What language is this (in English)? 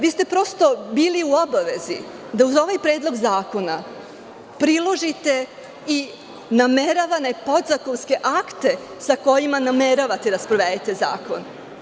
Serbian